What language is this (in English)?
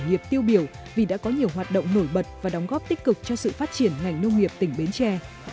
Vietnamese